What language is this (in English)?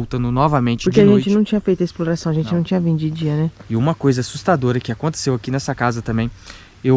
Portuguese